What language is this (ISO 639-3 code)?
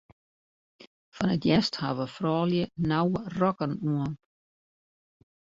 fry